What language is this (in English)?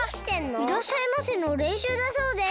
Japanese